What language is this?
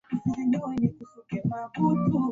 Swahili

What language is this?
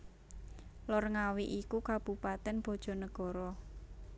Javanese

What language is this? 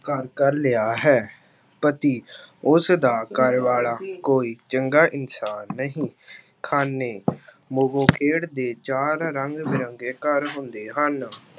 Punjabi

